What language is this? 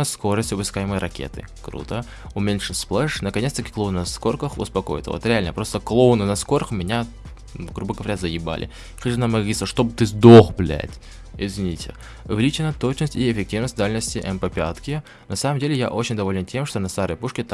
Russian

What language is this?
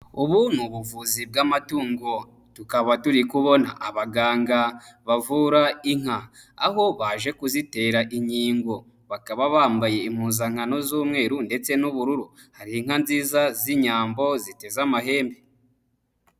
Kinyarwanda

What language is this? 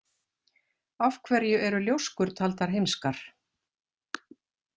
Icelandic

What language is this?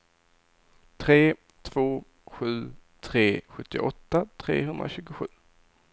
Swedish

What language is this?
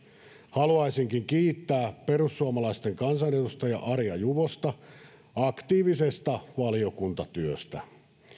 Finnish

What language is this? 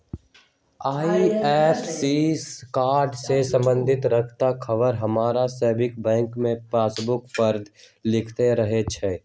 Magahi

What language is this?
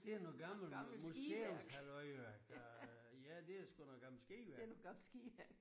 Danish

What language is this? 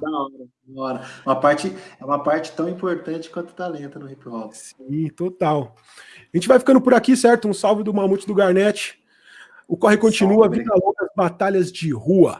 Portuguese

